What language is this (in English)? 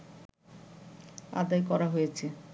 Bangla